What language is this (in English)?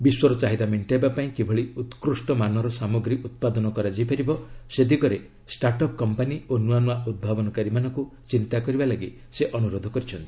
Odia